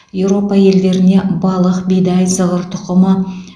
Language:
Kazakh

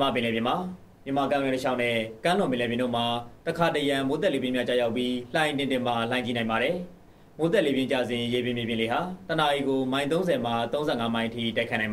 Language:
Thai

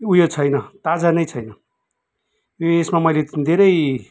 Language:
Nepali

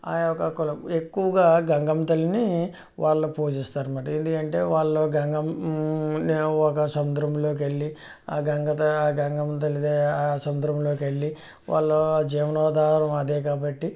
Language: Telugu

